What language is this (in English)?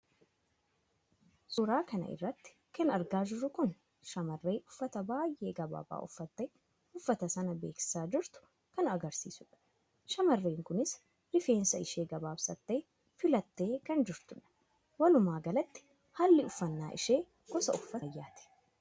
Oromo